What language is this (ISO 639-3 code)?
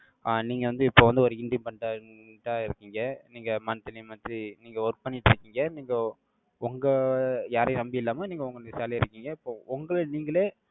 tam